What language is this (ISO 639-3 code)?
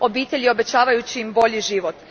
hrv